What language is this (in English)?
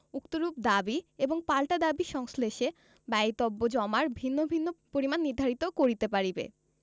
Bangla